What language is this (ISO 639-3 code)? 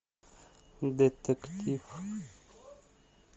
rus